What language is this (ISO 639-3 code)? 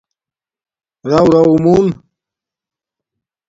dmk